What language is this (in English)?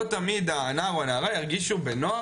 Hebrew